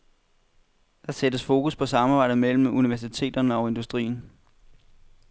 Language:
Danish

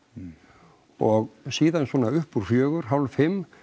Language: Icelandic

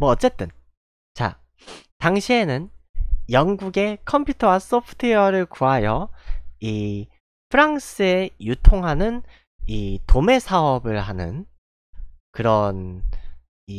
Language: Korean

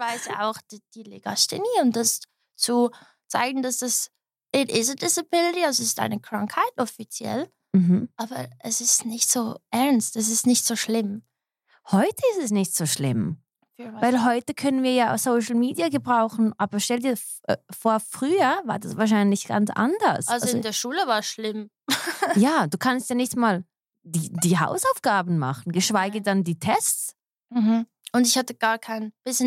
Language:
German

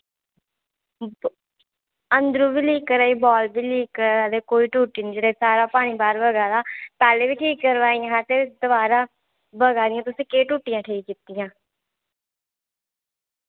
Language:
Dogri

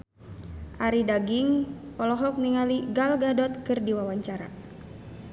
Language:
Sundanese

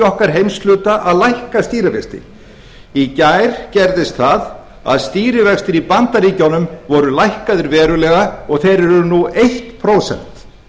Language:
Icelandic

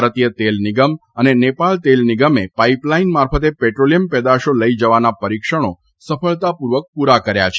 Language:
Gujarati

